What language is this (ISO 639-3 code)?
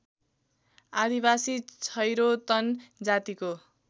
nep